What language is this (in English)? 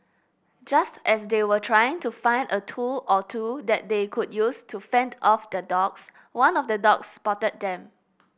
English